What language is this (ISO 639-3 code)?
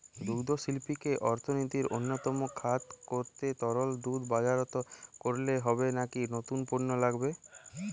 ben